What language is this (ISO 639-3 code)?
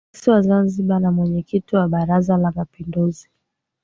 swa